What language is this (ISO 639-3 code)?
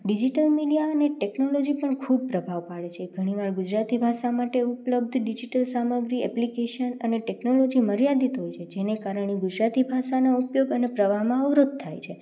guj